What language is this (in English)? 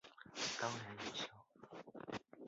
Chinese